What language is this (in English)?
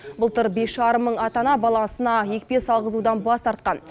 Kazakh